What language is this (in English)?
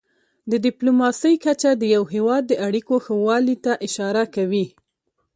Pashto